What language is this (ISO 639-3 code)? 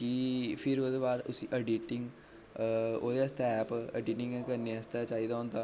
doi